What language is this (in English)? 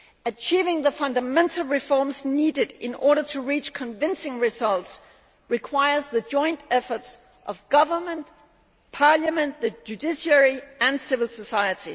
English